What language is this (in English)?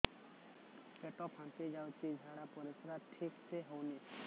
Odia